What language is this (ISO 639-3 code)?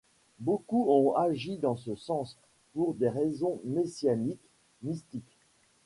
fra